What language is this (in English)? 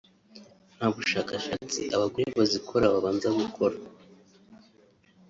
Kinyarwanda